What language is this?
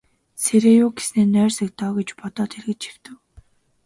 Mongolian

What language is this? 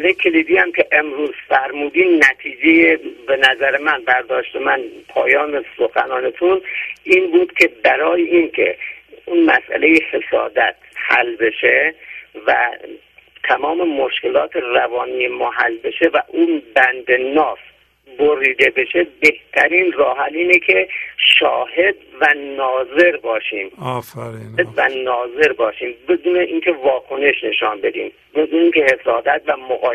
Persian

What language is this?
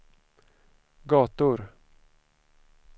Swedish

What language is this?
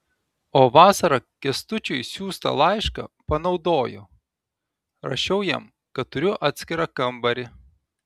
Lithuanian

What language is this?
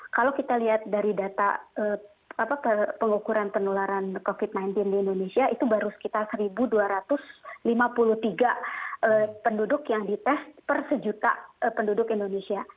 Indonesian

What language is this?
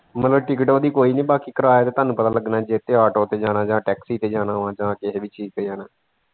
Punjabi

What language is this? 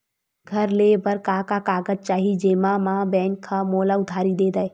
Chhattisgarhi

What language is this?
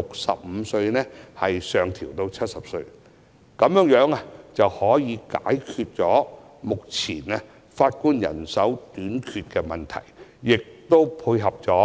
Cantonese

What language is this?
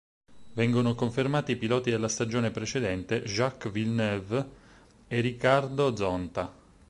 Italian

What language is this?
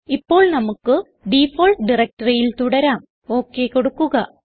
Malayalam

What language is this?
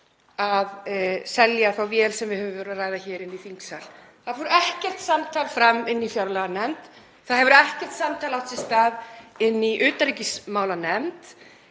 Icelandic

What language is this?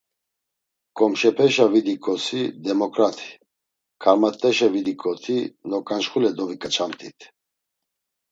Laz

